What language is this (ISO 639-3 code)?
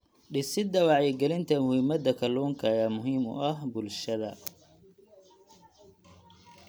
som